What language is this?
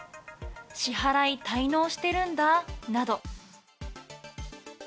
Japanese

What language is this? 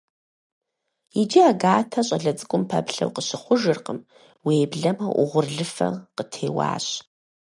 Kabardian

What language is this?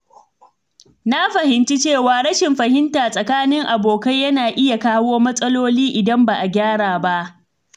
Hausa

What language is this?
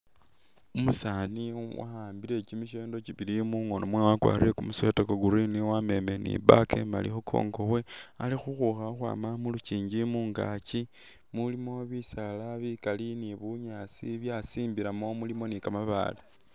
Masaaba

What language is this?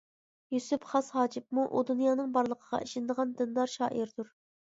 Uyghur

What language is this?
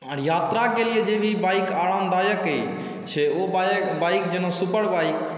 Maithili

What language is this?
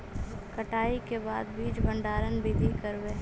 Magahi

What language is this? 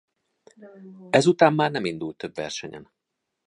Hungarian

